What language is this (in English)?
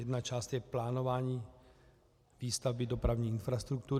Czech